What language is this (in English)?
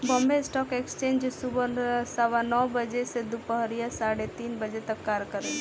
Bhojpuri